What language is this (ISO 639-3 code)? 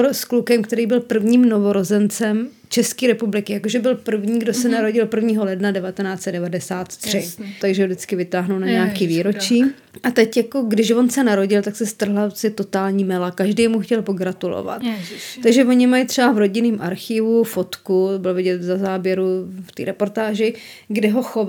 ces